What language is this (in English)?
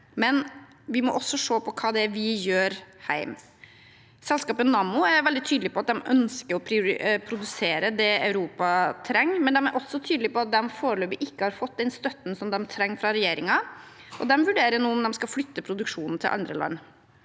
Norwegian